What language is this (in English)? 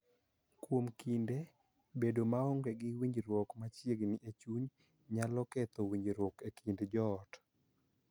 Luo (Kenya and Tanzania)